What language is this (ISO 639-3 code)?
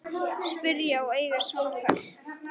isl